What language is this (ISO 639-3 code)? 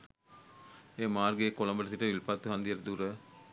sin